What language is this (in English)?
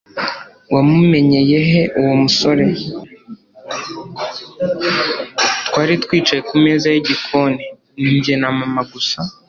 Kinyarwanda